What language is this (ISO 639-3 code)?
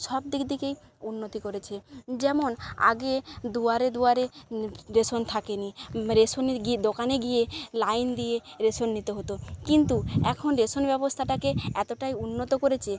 ben